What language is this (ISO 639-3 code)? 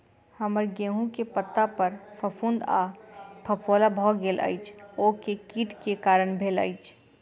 mai